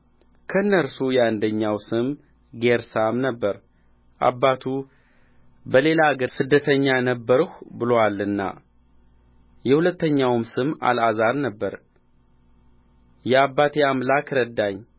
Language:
Amharic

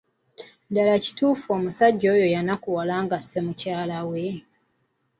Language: Ganda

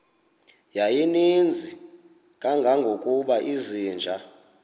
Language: Xhosa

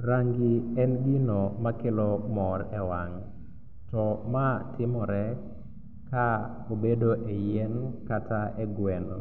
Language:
Luo (Kenya and Tanzania)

